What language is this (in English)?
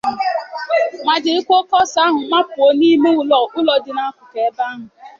Igbo